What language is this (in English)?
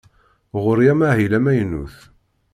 Kabyle